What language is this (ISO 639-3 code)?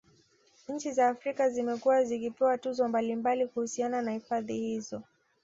swa